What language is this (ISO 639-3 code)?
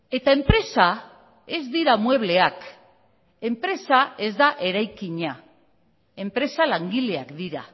eus